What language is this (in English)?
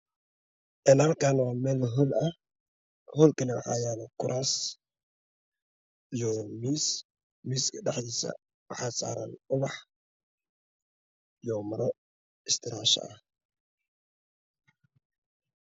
Somali